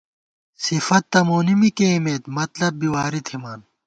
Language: Gawar-Bati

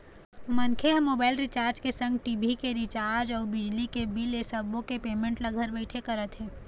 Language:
Chhattisgarhi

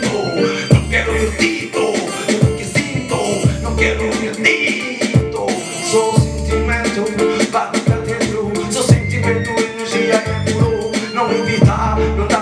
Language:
Thai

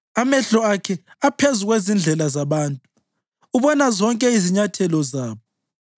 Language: North Ndebele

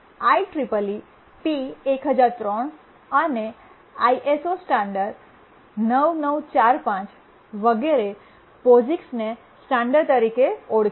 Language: Gujarati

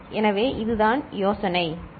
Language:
Tamil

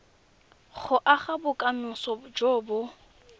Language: Tswana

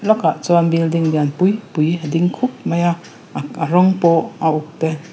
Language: Mizo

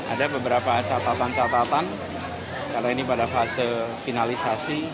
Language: Indonesian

